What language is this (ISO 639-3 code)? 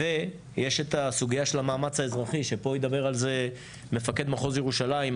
heb